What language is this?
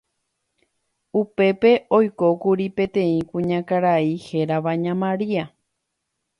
Guarani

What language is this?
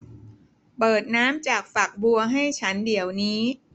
Thai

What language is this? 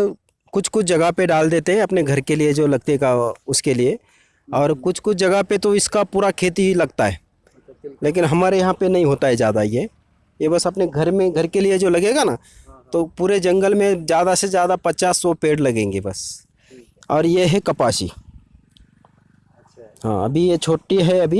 Hindi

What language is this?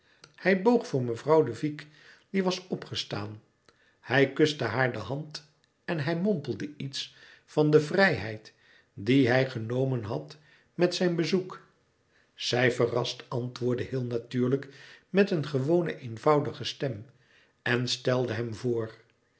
Dutch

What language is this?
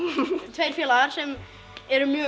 Icelandic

